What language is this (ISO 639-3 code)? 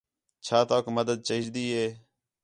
xhe